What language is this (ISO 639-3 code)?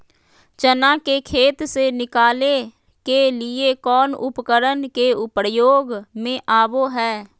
mag